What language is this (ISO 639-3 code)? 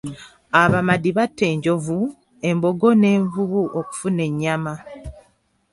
lug